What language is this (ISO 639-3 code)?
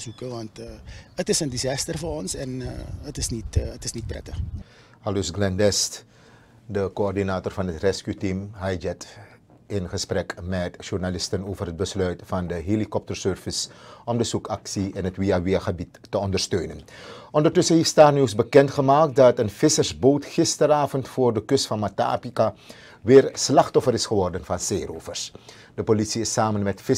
nld